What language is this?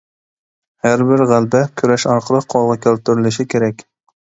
Uyghur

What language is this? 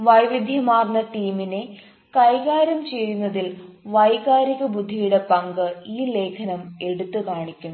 Malayalam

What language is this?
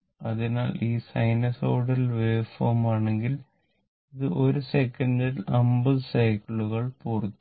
Malayalam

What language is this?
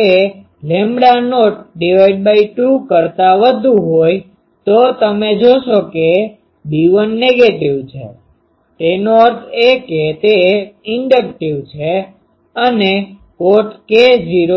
Gujarati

